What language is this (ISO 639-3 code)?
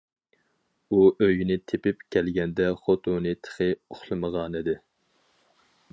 uig